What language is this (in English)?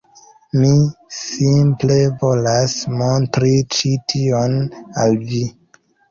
Esperanto